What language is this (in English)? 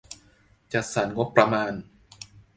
Thai